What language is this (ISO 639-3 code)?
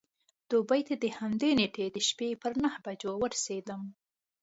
pus